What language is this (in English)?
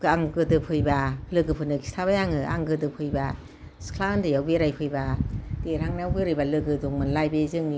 Bodo